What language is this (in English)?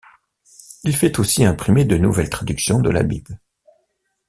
French